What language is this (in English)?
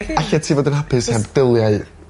Welsh